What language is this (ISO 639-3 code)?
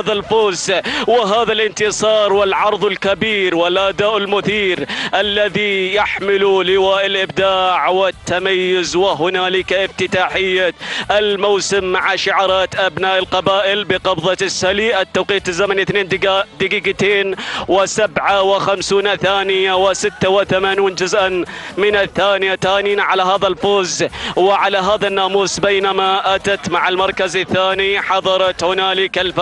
ara